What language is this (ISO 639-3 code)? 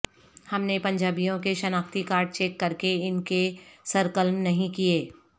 urd